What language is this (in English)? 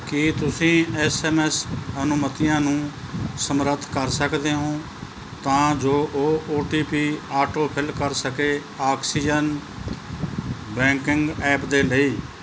Punjabi